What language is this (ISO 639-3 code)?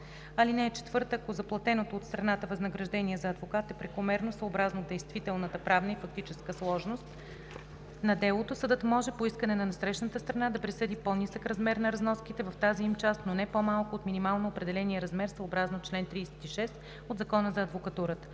bul